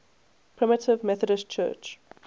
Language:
English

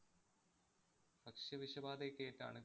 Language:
Malayalam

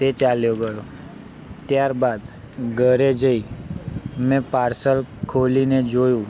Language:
Gujarati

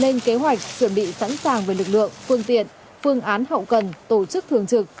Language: Vietnamese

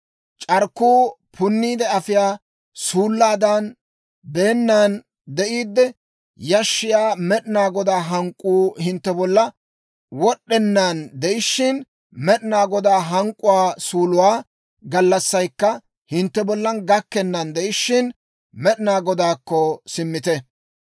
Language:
Dawro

